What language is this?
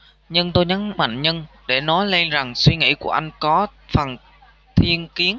Vietnamese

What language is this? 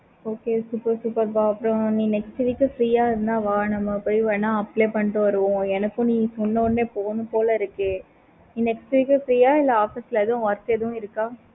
Tamil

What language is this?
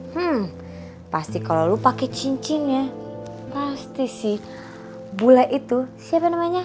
Indonesian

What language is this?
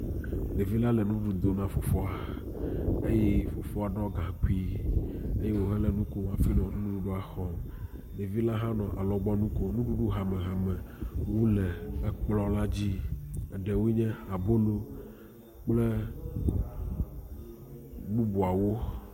Ewe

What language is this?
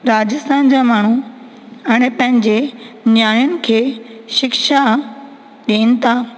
Sindhi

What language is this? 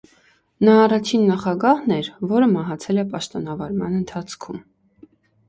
Armenian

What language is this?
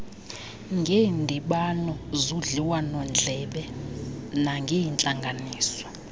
Xhosa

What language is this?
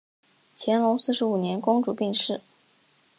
Chinese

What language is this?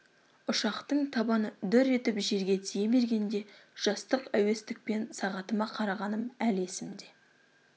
Kazakh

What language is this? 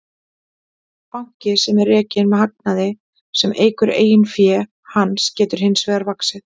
Icelandic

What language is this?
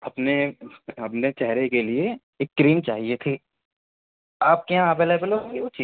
Urdu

